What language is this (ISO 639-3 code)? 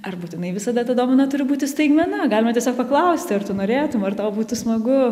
lit